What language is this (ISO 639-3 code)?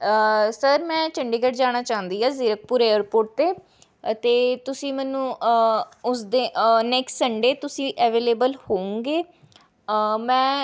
pan